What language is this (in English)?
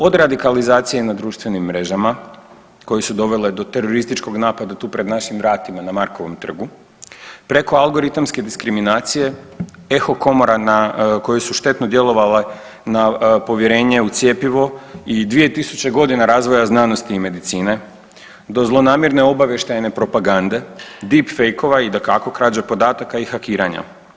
Croatian